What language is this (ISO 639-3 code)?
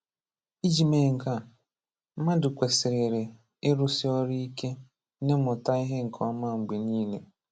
ibo